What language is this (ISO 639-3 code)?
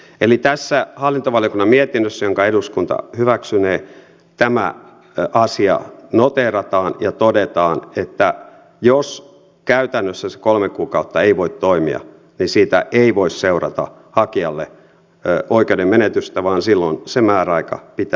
fin